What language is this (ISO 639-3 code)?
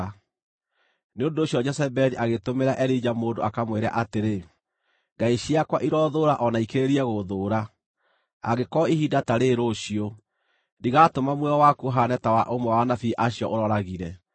kik